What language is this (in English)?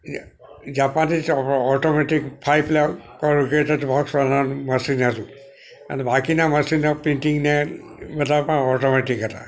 Gujarati